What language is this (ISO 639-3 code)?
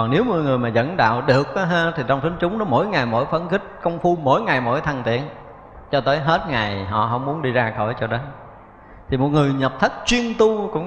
vie